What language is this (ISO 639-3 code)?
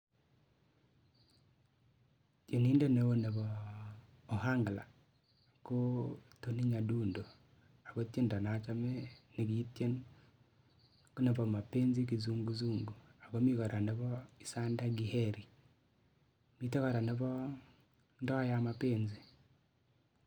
kln